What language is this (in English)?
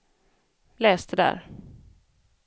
Swedish